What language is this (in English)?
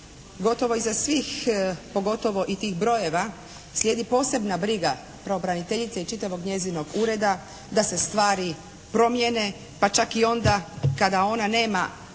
Croatian